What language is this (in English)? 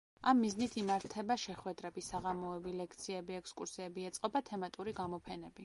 Georgian